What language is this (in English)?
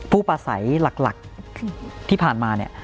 Thai